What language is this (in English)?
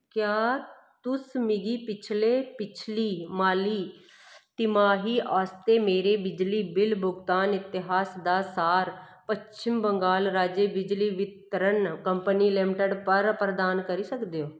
Dogri